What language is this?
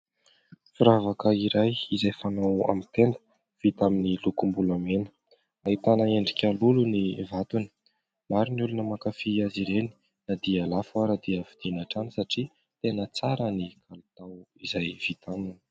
Malagasy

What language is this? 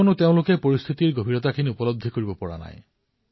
Assamese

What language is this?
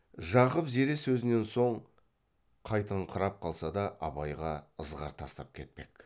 Kazakh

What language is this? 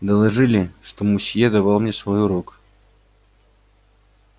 Russian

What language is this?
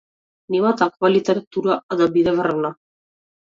Macedonian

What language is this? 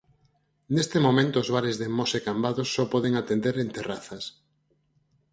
Galician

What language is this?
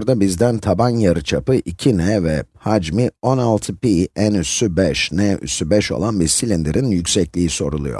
Turkish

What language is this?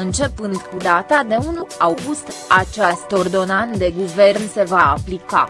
Romanian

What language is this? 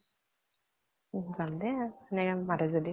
Assamese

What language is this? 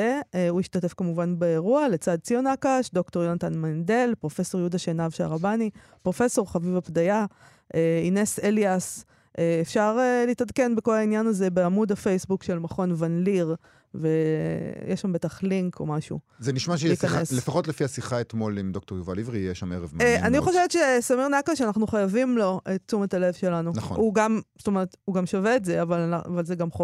Hebrew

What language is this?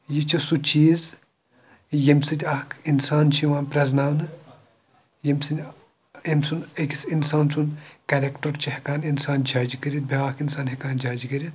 Kashmiri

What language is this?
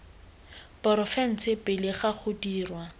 Tswana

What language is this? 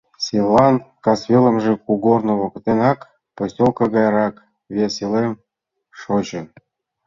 Mari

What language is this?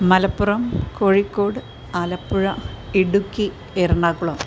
Malayalam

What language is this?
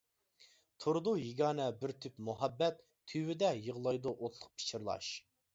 Uyghur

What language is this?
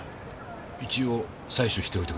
Japanese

